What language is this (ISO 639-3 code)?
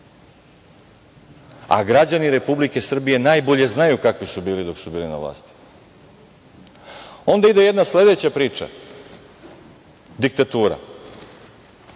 srp